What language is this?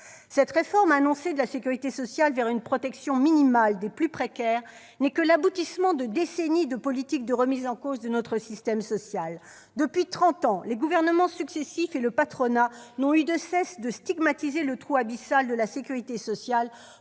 French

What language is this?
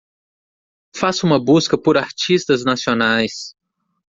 Portuguese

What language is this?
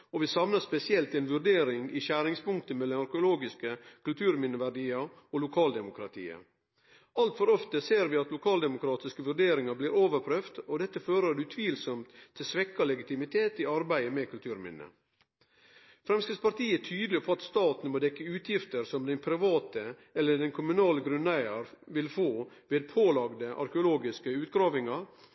Norwegian Nynorsk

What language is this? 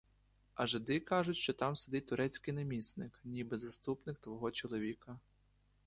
Ukrainian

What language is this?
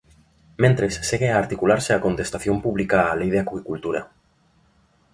Galician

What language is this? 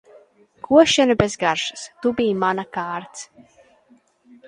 Latvian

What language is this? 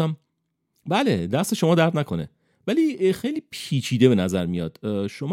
Persian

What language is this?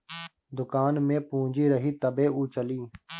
Bhojpuri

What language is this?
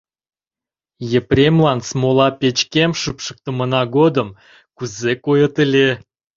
Mari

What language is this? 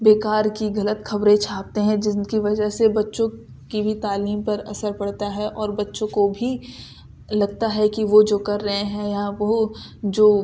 Urdu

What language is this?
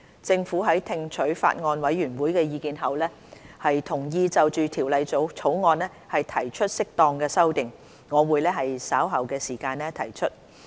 Cantonese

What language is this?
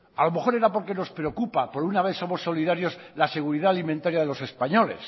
Spanish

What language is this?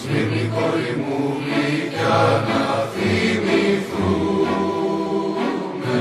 Greek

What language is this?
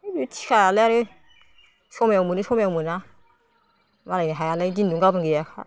Bodo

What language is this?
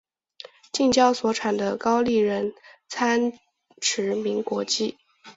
Chinese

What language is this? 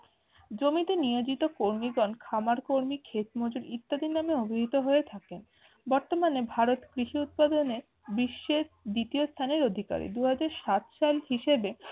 Bangla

